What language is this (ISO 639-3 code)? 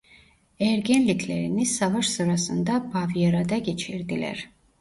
tur